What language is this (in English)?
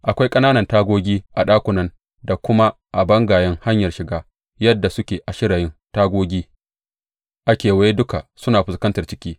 Hausa